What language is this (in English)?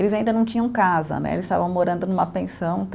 Portuguese